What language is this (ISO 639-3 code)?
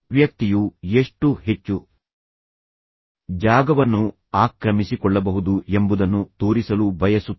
kan